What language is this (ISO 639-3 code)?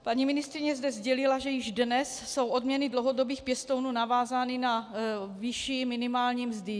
ces